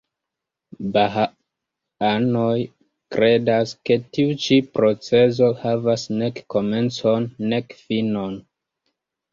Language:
Esperanto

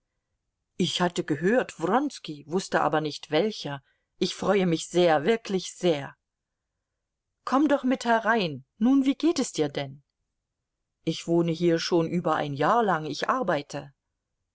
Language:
German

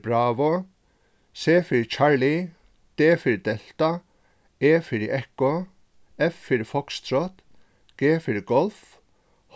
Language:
Faroese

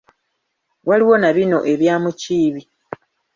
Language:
Ganda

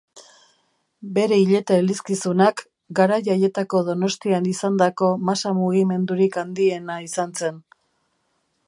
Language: Basque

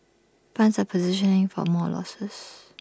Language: English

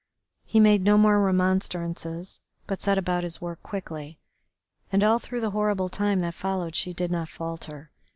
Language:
English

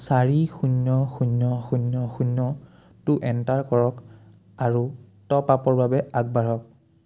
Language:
Assamese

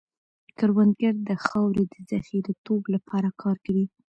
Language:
Pashto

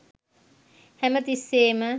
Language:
Sinhala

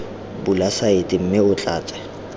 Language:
Tswana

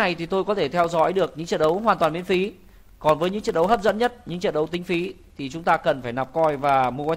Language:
Vietnamese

